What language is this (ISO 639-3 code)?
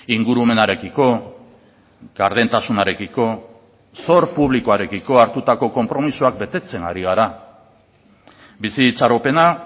eus